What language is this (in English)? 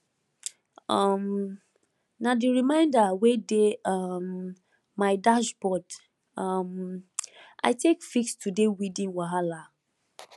Nigerian Pidgin